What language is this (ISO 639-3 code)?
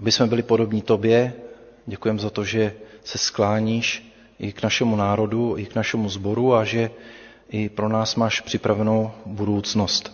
ces